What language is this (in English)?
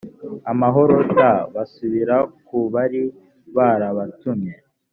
Kinyarwanda